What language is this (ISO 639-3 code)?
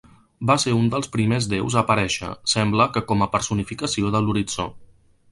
cat